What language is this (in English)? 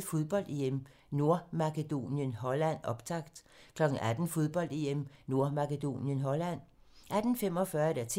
Danish